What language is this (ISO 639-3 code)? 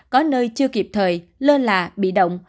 vie